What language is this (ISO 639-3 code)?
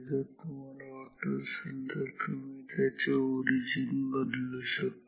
mar